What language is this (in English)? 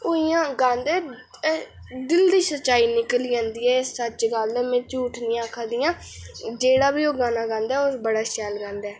Dogri